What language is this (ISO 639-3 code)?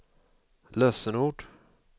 swe